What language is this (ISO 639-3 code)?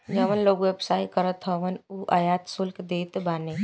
bho